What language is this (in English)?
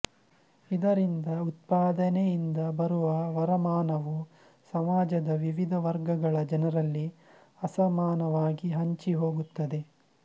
Kannada